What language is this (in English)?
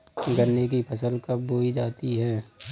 Hindi